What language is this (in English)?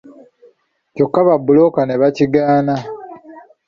Ganda